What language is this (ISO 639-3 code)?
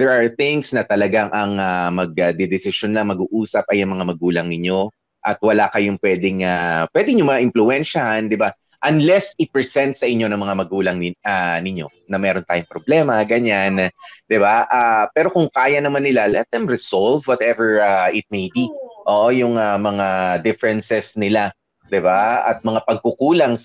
fil